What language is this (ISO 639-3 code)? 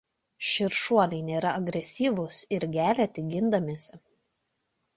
lit